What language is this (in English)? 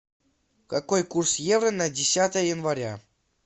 Russian